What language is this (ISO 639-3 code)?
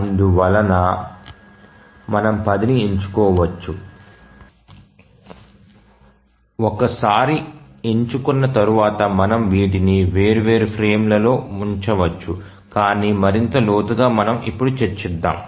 tel